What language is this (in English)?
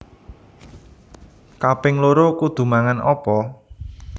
Javanese